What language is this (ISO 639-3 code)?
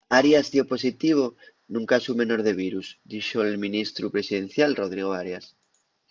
ast